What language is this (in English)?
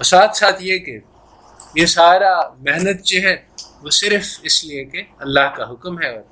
Urdu